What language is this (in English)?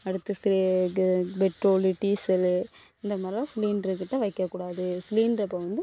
Tamil